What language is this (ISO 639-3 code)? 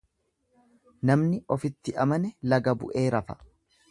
orm